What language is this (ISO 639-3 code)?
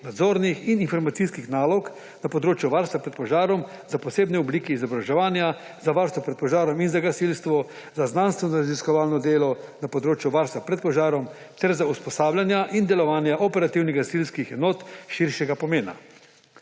slv